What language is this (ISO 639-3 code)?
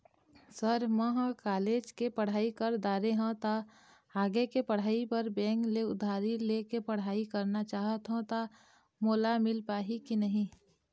hne